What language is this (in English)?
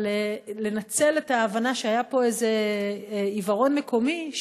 Hebrew